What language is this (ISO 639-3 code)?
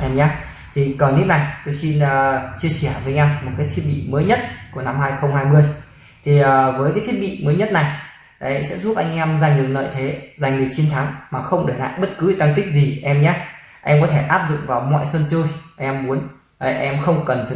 vie